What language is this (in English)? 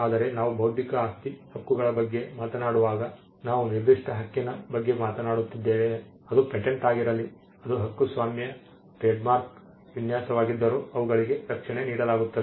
Kannada